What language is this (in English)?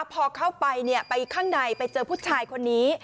Thai